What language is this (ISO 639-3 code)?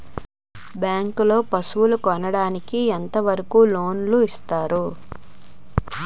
tel